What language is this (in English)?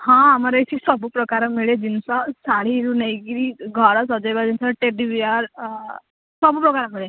Odia